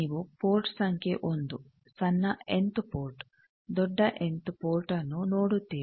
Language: Kannada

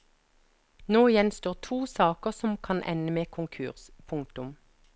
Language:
Norwegian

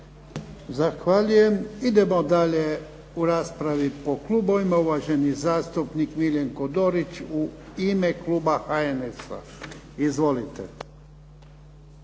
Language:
Croatian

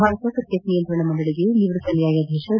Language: Kannada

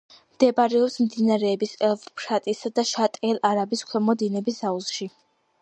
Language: Georgian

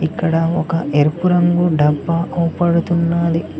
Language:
Telugu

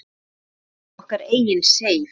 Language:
Icelandic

